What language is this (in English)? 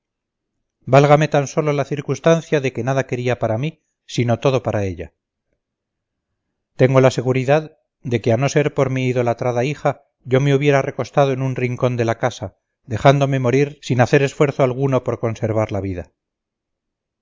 Spanish